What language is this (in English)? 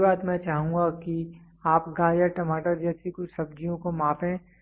Hindi